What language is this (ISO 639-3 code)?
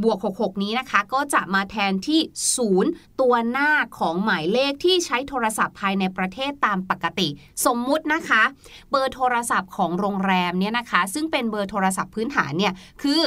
tha